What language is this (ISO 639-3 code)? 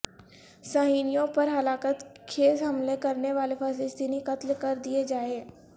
urd